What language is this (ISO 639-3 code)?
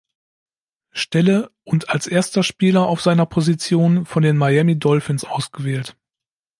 deu